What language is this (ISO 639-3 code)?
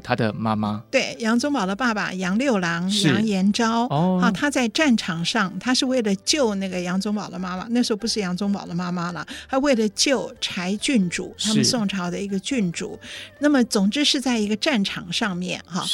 zho